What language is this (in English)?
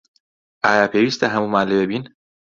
Central Kurdish